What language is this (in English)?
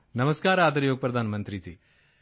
Punjabi